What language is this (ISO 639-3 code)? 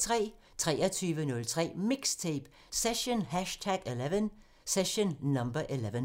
dan